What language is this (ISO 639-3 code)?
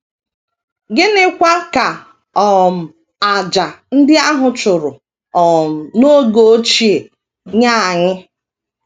ibo